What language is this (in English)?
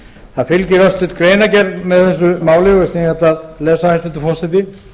Icelandic